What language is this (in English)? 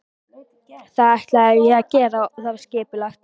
Icelandic